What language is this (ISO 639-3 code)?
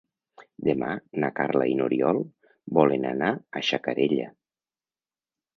cat